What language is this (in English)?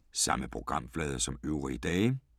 Danish